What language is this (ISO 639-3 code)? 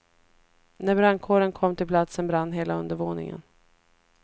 swe